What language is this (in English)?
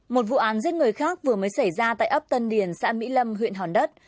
Vietnamese